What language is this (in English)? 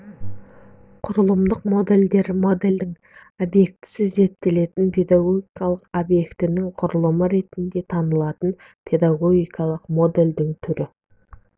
Kazakh